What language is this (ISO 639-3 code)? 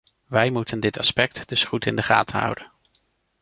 nld